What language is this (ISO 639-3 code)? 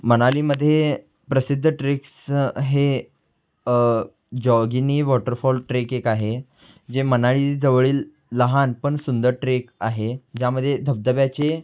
mar